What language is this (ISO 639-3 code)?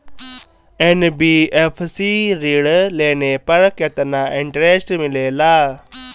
bho